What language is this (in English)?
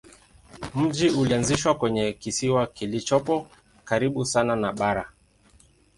Swahili